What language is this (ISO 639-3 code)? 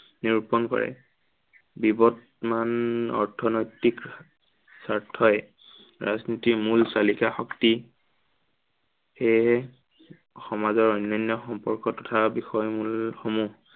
asm